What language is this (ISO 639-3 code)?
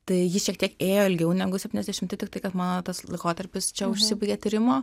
lit